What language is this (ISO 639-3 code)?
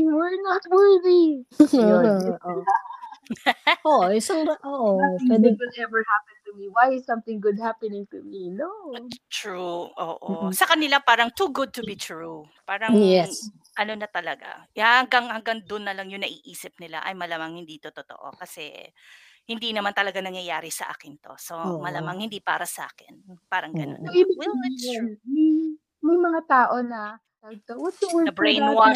fil